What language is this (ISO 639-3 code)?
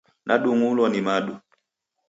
dav